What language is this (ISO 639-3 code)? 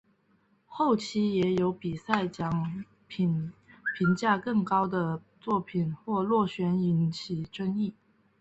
zho